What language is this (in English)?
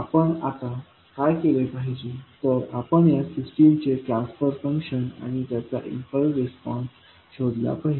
Marathi